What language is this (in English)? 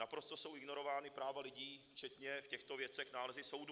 Czech